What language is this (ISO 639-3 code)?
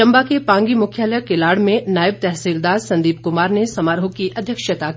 hin